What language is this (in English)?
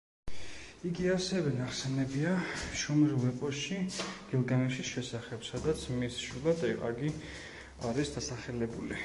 Georgian